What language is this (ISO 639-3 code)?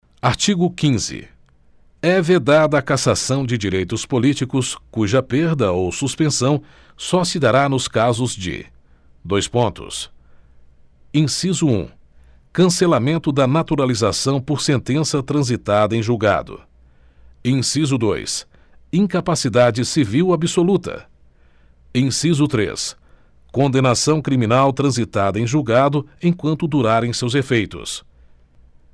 por